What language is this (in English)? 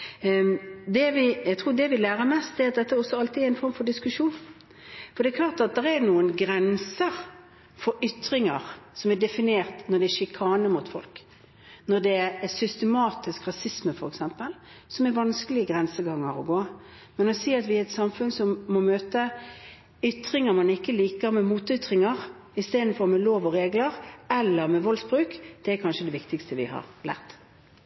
Norwegian Bokmål